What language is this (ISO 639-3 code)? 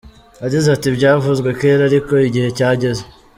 kin